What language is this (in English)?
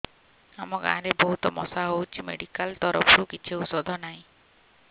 Odia